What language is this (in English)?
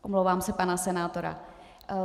Czech